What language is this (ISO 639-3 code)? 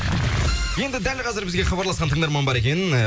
kaz